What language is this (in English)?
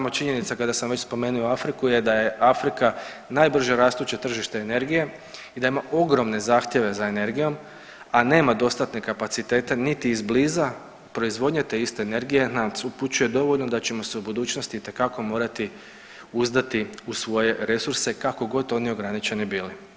Croatian